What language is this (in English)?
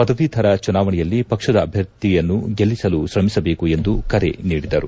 Kannada